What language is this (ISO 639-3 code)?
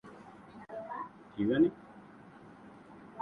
ben